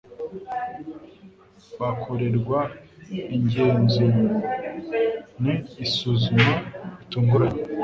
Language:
Kinyarwanda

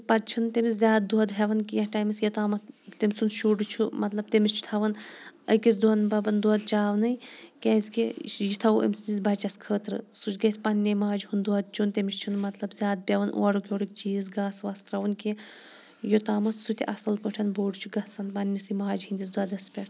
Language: Kashmiri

